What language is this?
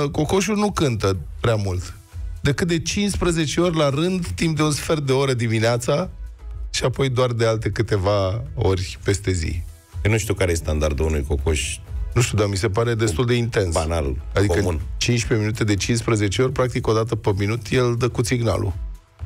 Romanian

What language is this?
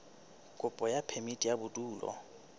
Southern Sotho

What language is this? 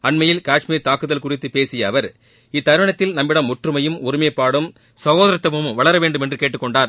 Tamil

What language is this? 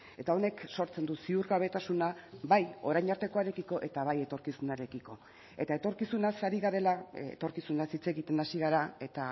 Basque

